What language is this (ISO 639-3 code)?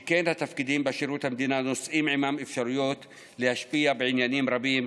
heb